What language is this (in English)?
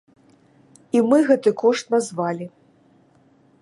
Belarusian